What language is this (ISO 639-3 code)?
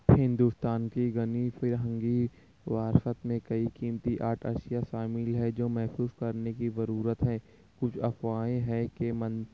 urd